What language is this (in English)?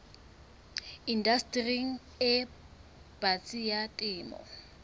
Southern Sotho